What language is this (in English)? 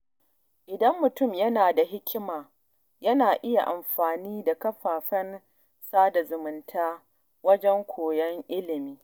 Hausa